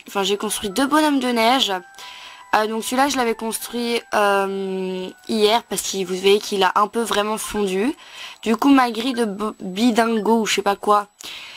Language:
French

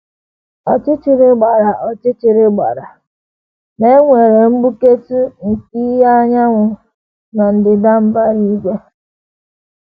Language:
Igbo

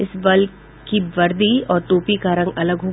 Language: Hindi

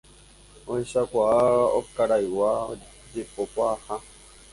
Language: Guarani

